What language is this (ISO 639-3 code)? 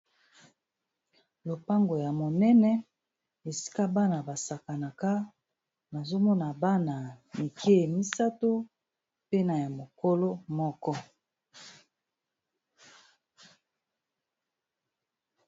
lin